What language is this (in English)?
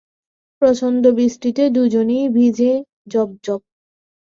Bangla